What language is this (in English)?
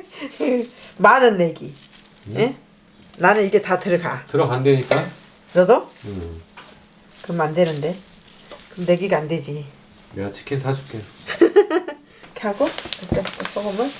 Korean